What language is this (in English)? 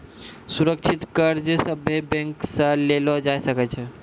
Maithili